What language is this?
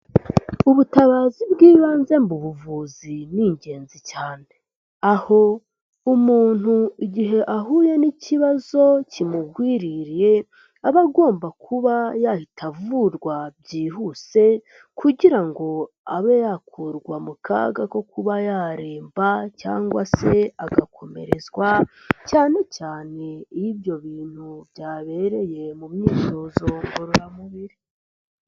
Kinyarwanda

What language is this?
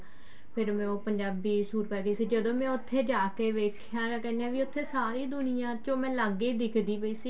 Punjabi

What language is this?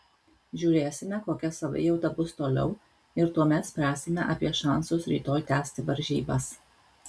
Lithuanian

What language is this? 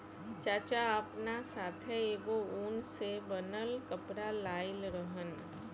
Bhojpuri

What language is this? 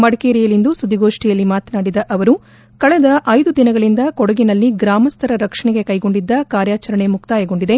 Kannada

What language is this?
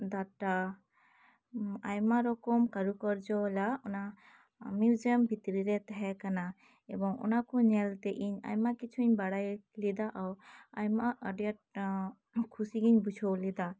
Santali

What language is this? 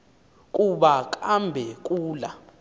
Xhosa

